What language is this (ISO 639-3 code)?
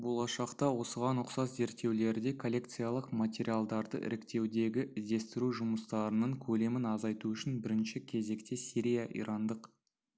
kaz